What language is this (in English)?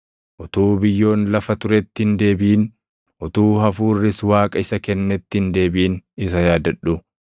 Oromo